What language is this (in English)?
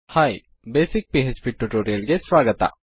Kannada